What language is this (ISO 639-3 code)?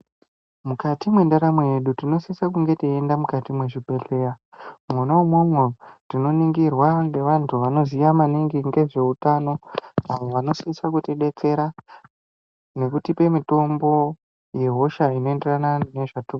ndc